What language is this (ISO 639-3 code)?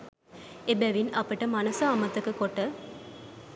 sin